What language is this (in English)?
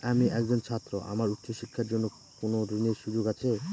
Bangla